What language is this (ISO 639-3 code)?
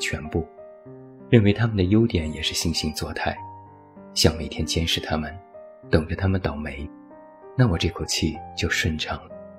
zho